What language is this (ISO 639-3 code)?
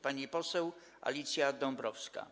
pol